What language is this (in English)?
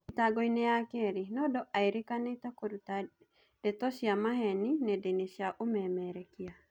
Kikuyu